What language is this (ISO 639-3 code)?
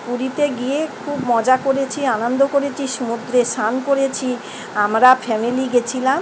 ben